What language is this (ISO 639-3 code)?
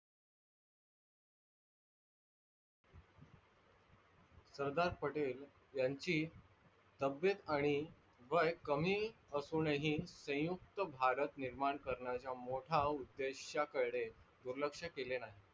mar